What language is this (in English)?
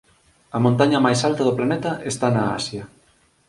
Galician